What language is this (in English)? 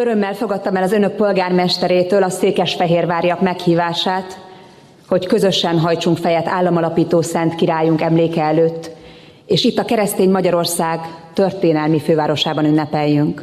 Hungarian